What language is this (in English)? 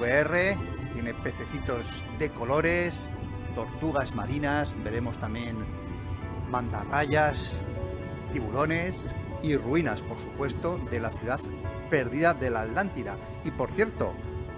Spanish